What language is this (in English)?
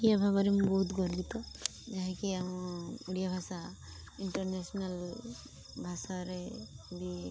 Odia